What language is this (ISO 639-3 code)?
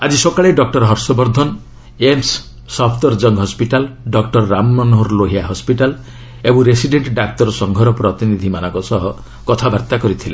ori